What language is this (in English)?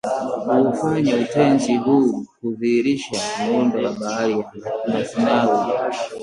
Swahili